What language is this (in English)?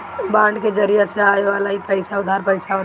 Bhojpuri